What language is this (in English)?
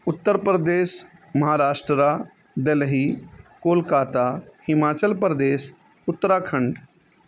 Urdu